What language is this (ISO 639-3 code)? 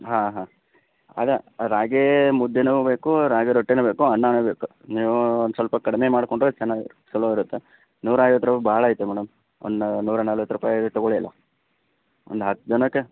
kan